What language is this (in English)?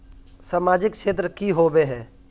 Magahi